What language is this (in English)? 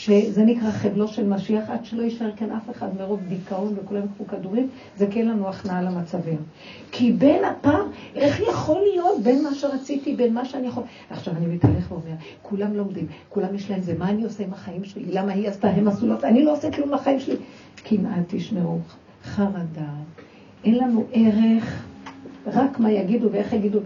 Hebrew